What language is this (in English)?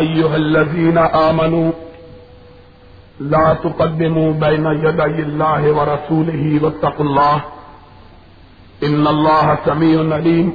Urdu